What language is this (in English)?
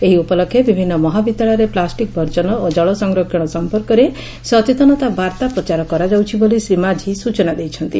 Odia